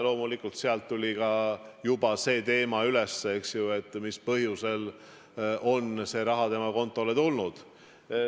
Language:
Estonian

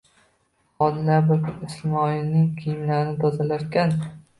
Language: Uzbek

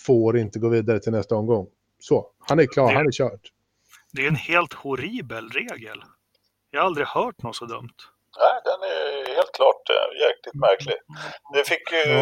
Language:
Swedish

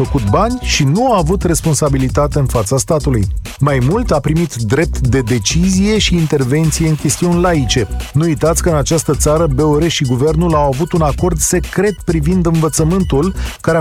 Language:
Romanian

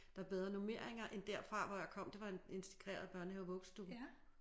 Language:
Danish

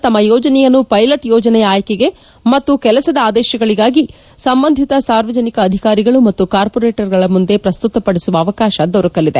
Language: Kannada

